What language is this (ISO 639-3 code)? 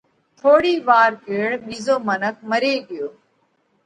kvx